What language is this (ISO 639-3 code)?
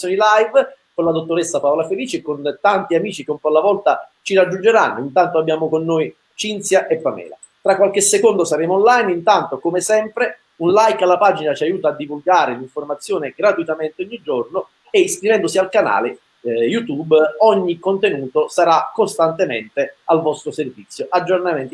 ita